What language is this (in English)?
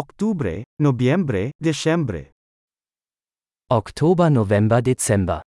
Filipino